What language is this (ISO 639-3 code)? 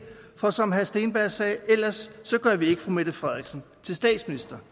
dan